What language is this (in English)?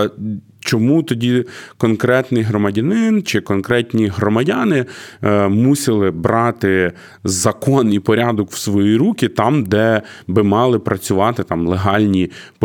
Ukrainian